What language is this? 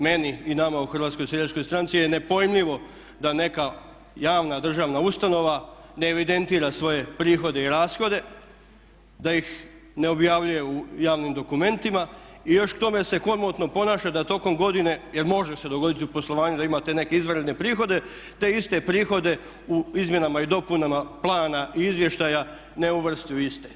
Croatian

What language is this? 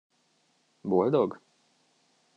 Hungarian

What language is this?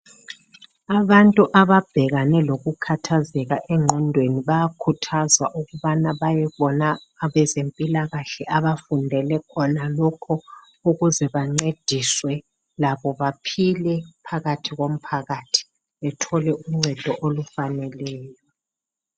North Ndebele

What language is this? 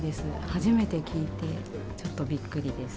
Japanese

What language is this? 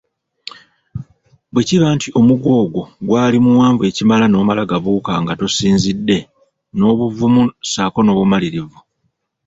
Ganda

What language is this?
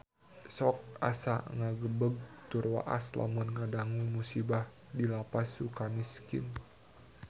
Sundanese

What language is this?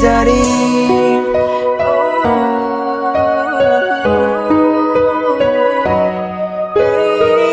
Indonesian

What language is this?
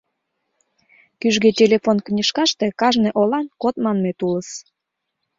Mari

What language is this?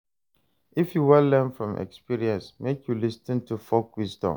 Nigerian Pidgin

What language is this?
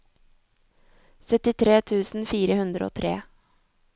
Norwegian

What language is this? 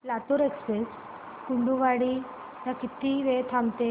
Marathi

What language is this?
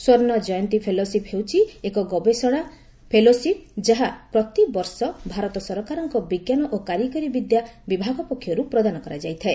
Odia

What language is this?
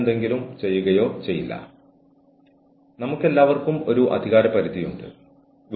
Malayalam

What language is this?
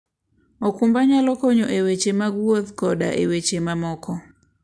Luo (Kenya and Tanzania)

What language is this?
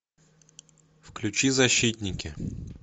Russian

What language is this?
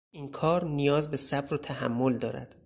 Persian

